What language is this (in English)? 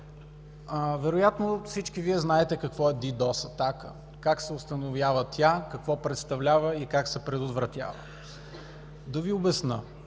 Bulgarian